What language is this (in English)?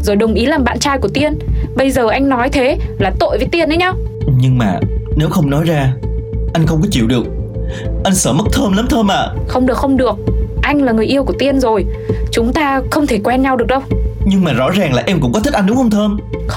Vietnamese